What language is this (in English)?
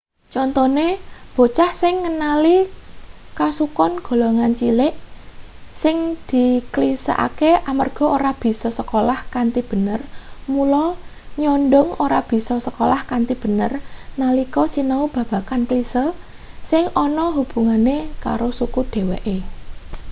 Javanese